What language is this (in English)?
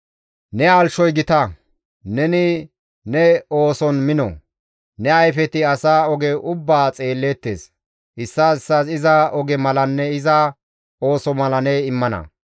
Gamo